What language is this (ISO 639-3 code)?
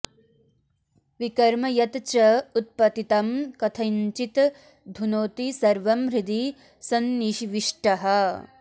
san